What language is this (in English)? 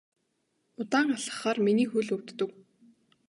Mongolian